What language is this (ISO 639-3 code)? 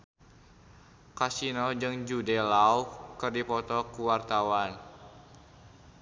sun